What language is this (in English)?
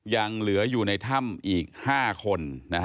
Thai